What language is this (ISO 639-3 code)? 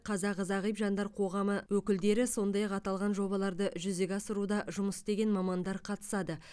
kaz